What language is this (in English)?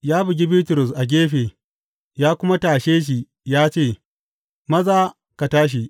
Hausa